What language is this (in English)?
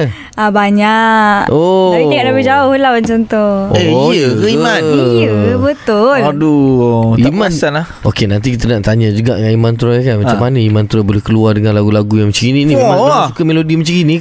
Malay